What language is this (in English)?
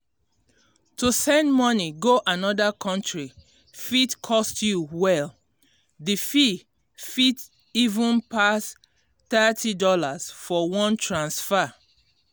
Nigerian Pidgin